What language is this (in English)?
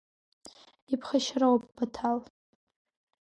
Abkhazian